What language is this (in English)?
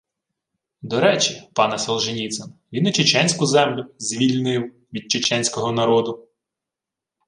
Ukrainian